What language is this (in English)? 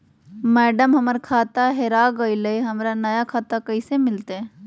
Magahi